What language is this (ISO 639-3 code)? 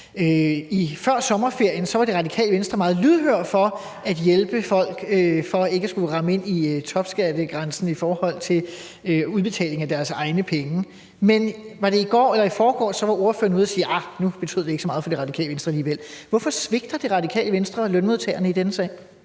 dan